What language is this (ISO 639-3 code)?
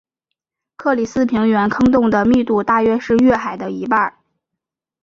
zho